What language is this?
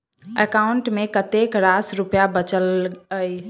Maithili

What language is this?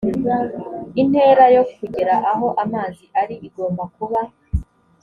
Kinyarwanda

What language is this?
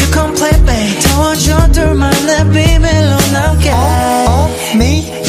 Korean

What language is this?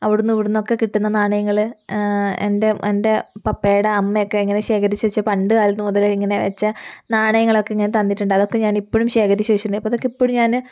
Malayalam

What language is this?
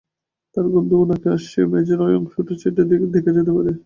Bangla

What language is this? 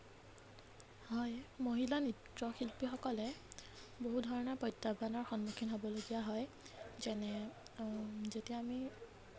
Assamese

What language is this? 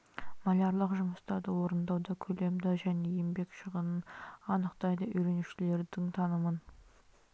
Kazakh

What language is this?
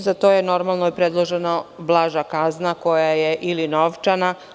Serbian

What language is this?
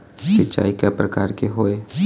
Chhattisgarhi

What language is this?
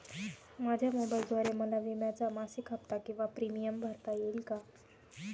Marathi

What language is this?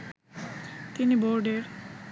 Bangla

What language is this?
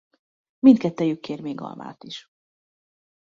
Hungarian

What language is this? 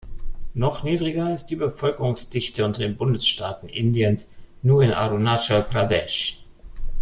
German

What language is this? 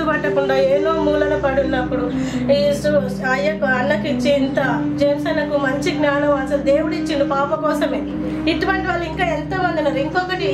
Telugu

